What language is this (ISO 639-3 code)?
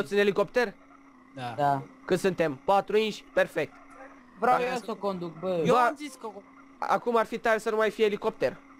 ron